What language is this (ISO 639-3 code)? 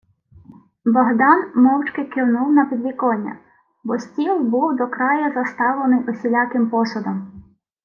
ukr